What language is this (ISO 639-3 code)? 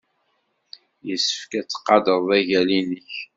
kab